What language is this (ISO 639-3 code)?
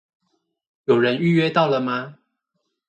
zho